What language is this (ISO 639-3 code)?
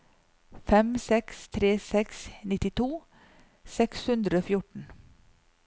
nor